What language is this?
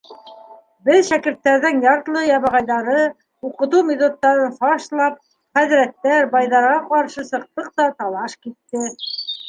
Bashkir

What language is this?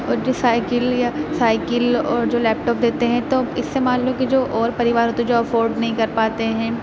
Urdu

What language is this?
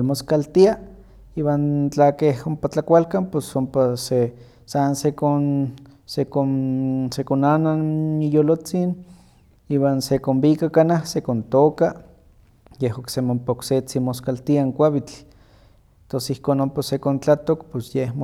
Huaxcaleca Nahuatl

